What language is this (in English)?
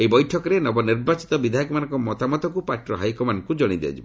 Odia